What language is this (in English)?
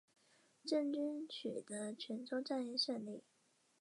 Chinese